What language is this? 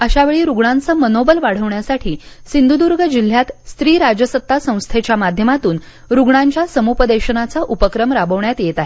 Marathi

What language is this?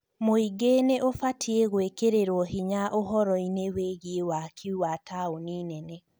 Kikuyu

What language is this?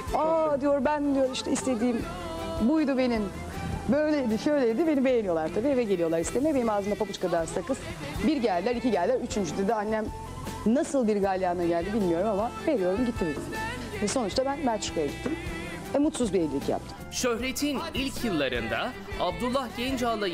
Turkish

